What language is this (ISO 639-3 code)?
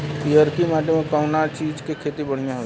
bho